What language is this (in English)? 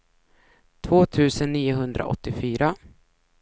Swedish